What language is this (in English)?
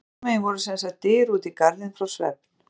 Icelandic